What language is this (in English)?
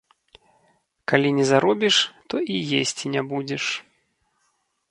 Belarusian